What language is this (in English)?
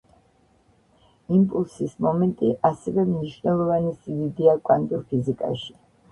Georgian